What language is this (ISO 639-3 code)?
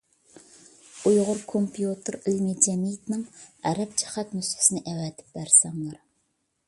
uig